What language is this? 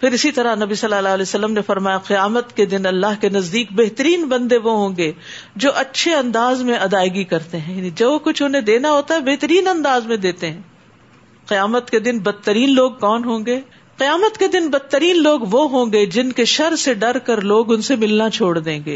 Urdu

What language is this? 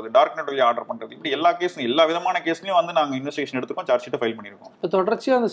Tamil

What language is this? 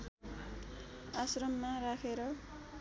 Nepali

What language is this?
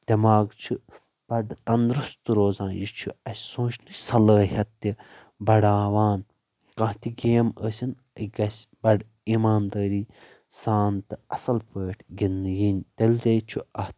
Kashmiri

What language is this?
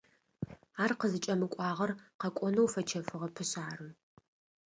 Adyghe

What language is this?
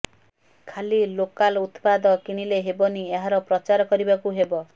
Odia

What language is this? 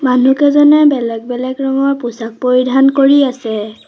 Assamese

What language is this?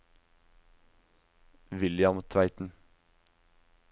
Norwegian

